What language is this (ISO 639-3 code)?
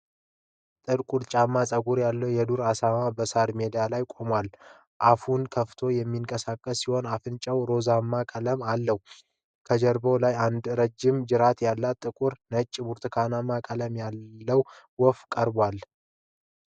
amh